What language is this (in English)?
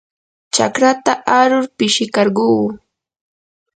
Yanahuanca Pasco Quechua